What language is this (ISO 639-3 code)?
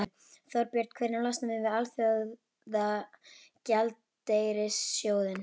isl